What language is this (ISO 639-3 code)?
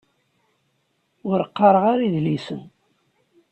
kab